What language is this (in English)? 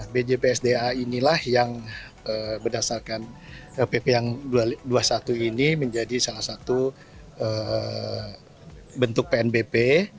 Indonesian